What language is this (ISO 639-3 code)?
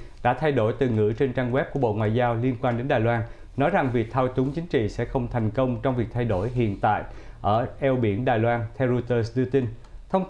vie